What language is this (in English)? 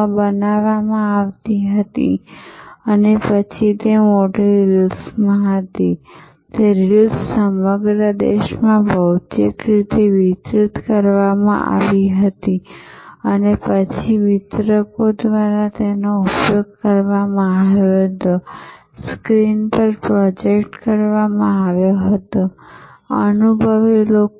Gujarati